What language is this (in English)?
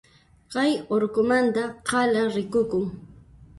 Puno Quechua